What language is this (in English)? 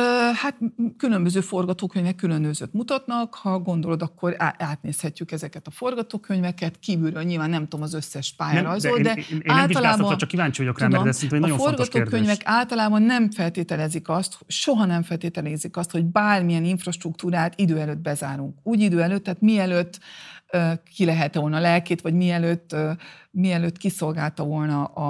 Hungarian